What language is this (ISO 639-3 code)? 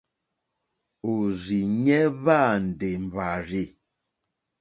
bri